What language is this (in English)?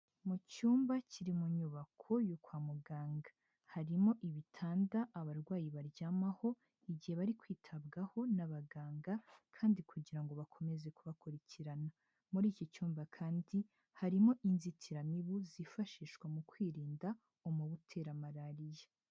Kinyarwanda